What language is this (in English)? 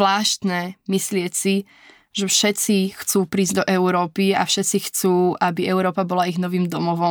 Slovak